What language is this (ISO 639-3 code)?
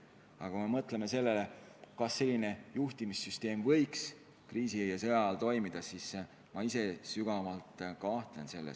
est